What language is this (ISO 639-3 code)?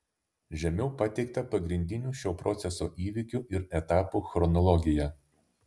lit